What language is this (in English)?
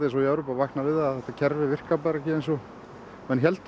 Icelandic